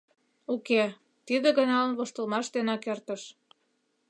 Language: Mari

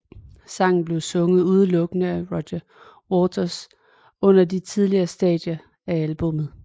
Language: Danish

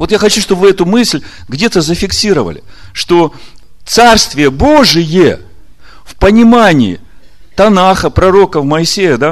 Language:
Russian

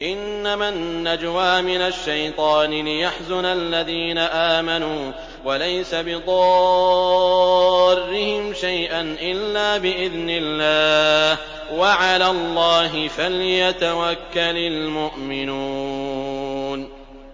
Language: Arabic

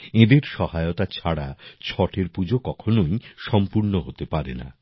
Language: Bangla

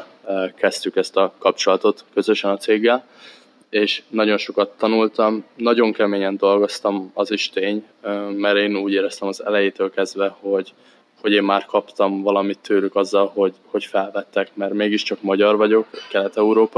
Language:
Hungarian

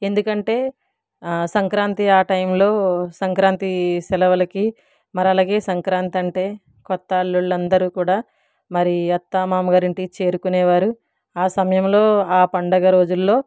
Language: Telugu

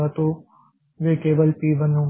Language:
Hindi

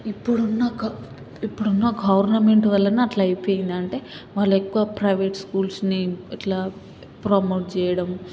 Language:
Telugu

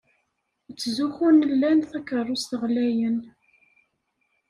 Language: Kabyle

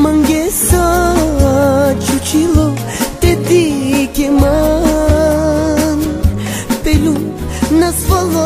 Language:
Hindi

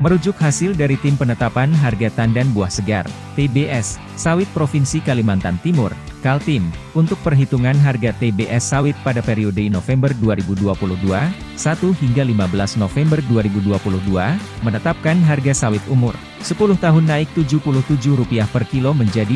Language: Indonesian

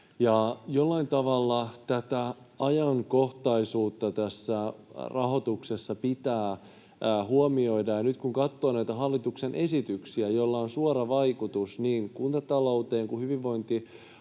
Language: Finnish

